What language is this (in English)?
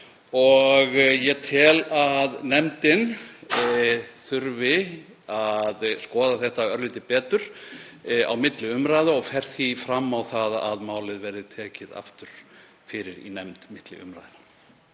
Icelandic